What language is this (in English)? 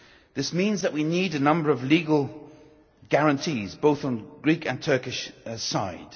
English